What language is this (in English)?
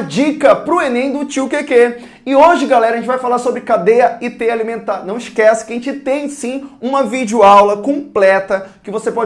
Portuguese